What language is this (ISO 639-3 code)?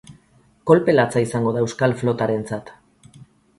eus